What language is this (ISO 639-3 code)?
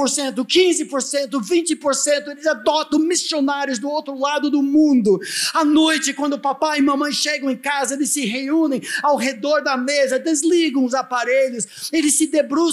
por